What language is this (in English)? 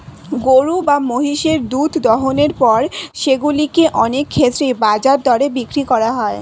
Bangla